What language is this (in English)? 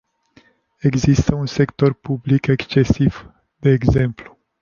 Romanian